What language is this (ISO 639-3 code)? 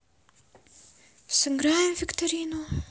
rus